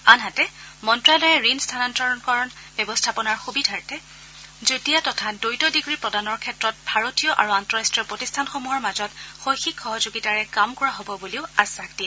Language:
Assamese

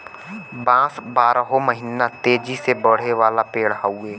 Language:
Bhojpuri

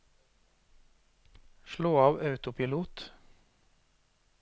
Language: Norwegian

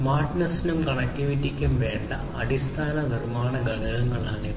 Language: Malayalam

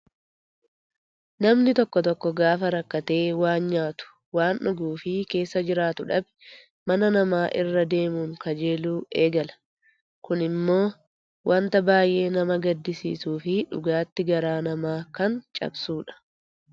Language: Oromo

